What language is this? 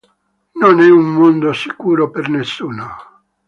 Italian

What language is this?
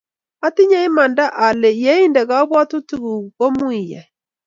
Kalenjin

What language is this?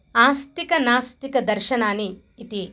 Sanskrit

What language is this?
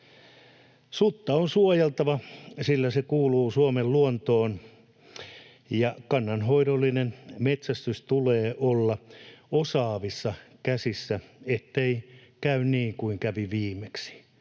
Finnish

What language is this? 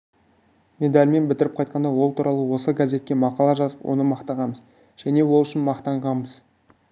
Kazakh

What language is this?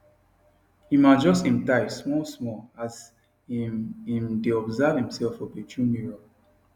Nigerian Pidgin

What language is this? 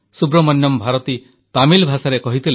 Odia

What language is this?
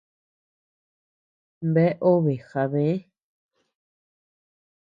Tepeuxila Cuicatec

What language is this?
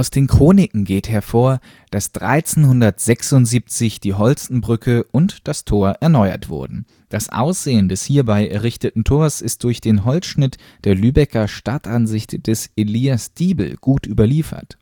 German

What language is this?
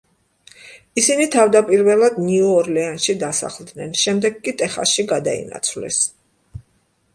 Georgian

